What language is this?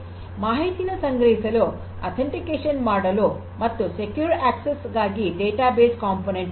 Kannada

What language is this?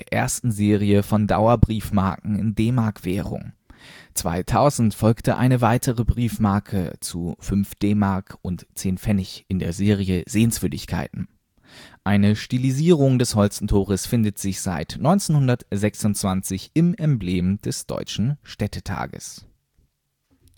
German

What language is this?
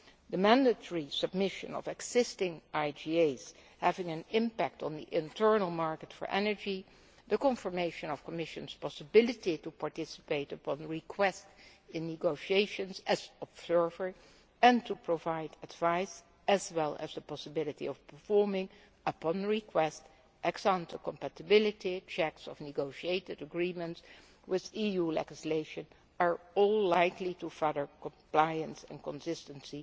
English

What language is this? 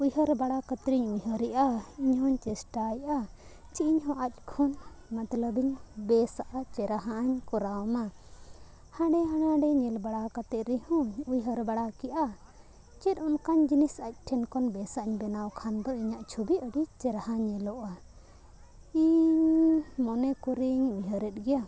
Santali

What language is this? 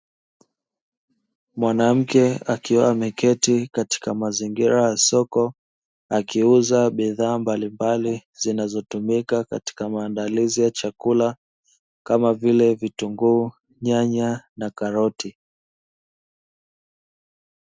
Swahili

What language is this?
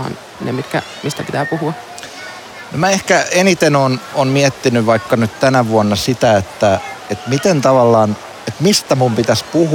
Finnish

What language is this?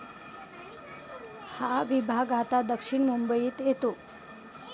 Marathi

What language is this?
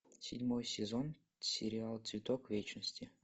Russian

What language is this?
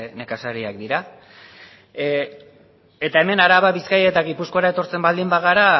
Basque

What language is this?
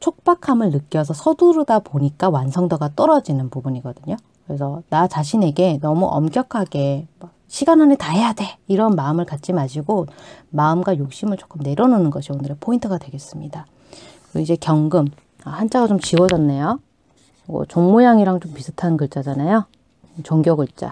Korean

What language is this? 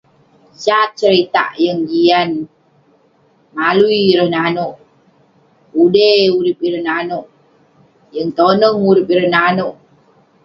Western Penan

